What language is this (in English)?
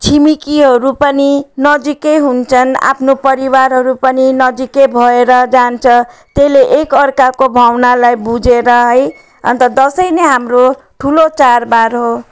Nepali